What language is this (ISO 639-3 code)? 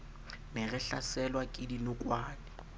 sot